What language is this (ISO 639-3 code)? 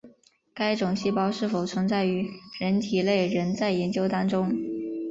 zho